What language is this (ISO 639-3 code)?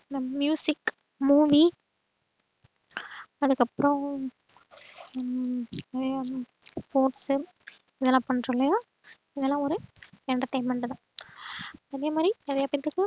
tam